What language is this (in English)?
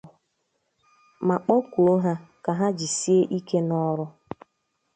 Igbo